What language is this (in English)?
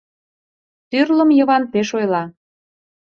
Mari